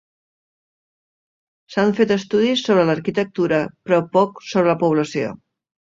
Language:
Catalan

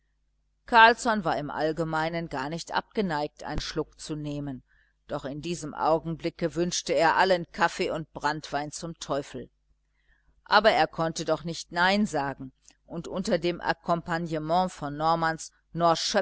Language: German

